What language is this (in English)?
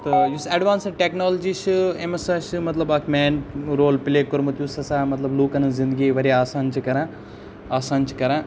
Kashmiri